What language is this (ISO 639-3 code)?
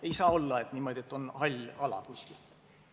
est